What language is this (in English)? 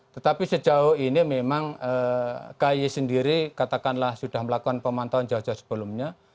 Indonesian